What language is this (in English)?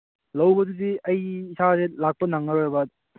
Manipuri